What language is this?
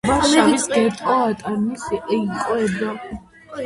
Georgian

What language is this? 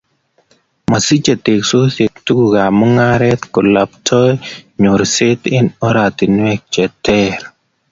Kalenjin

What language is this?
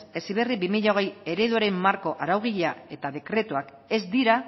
Basque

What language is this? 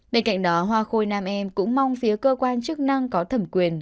Vietnamese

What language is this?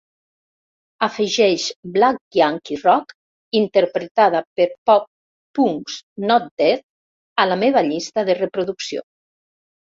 Catalan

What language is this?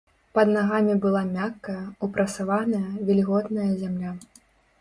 Belarusian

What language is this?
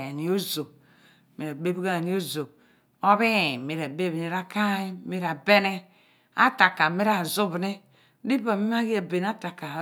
Abua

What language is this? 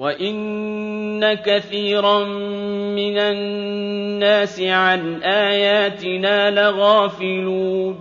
Arabic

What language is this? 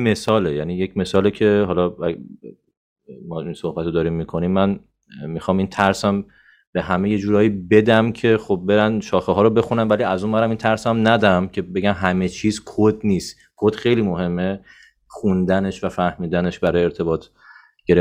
Persian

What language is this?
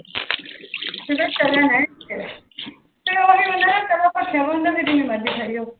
Punjabi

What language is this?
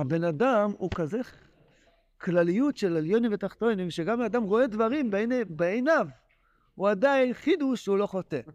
Hebrew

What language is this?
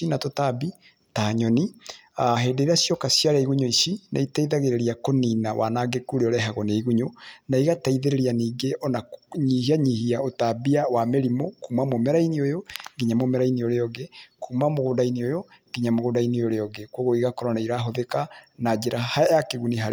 Kikuyu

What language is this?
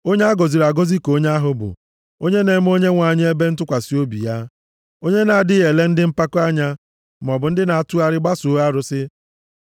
Igbo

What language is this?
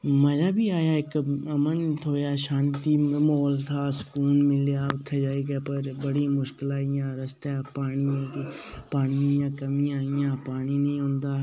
Dogri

